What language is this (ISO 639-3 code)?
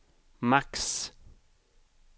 swe